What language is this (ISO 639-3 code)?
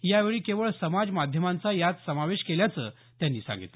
mar